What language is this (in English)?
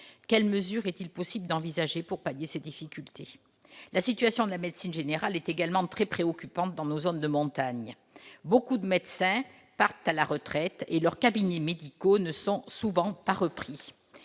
French